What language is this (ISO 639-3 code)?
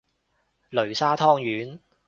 yue